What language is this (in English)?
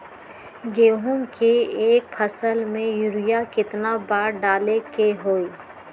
Magahi